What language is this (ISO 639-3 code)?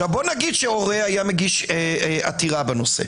heb